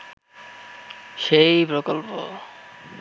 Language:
Bangla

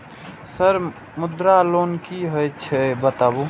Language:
Maithili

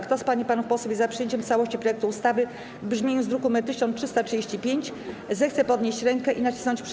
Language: Polish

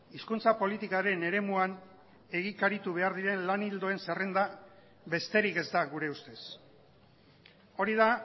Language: Basque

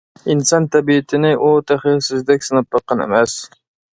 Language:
Uyghur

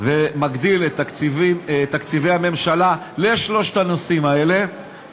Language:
Hebrew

